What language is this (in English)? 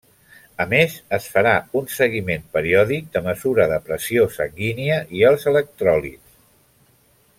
Catalan